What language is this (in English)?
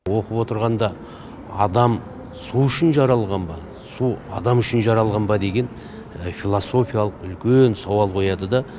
Kazakh